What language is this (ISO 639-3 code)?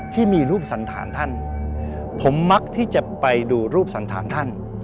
tha